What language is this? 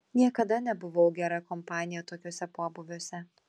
Lithuanian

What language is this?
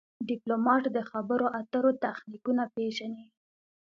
Pashto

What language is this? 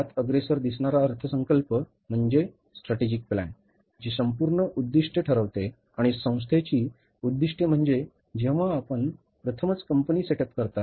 Marathi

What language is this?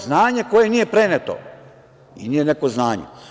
Serbian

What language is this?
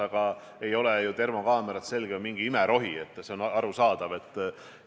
Estonian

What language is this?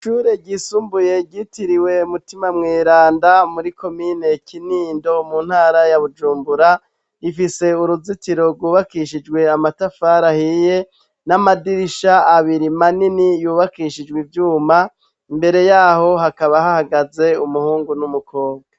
Rundi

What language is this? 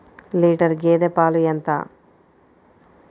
Telugu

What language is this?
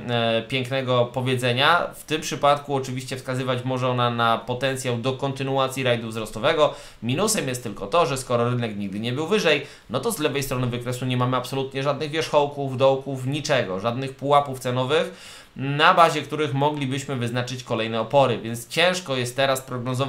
Polish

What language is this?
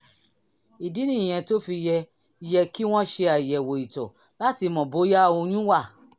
Yoruba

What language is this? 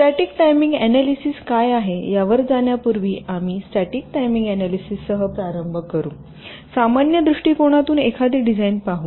Marathi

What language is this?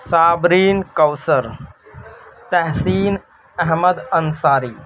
Urdu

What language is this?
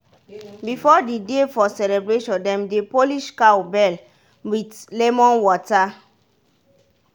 Nigerian Pidgin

